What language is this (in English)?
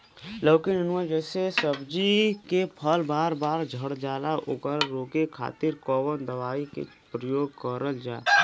Bhojpuri